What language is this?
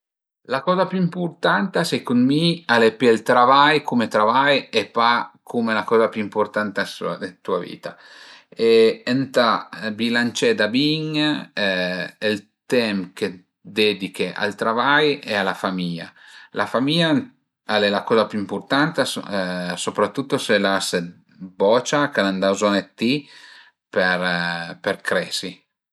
Piedmontese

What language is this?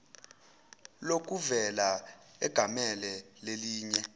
Zulu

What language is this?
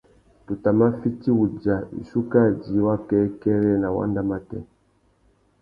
Tuki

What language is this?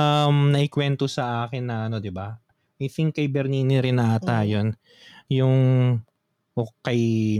Filipino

